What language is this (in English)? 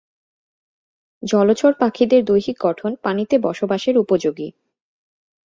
Bangla